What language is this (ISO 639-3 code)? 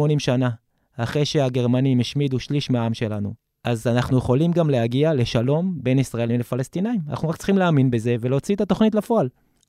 heb